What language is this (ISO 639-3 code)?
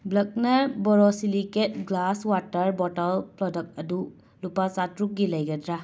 mni